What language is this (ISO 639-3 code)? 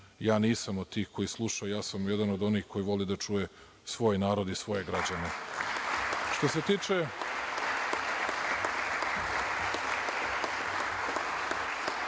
srp